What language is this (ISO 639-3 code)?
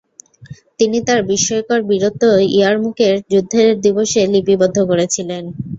ben